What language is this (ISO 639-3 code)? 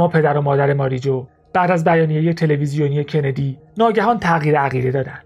fas